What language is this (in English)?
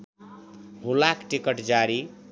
Nepali